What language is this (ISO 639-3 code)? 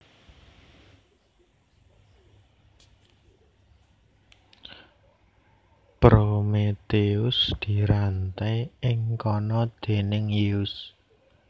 jav